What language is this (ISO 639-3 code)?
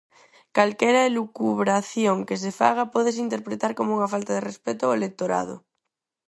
glg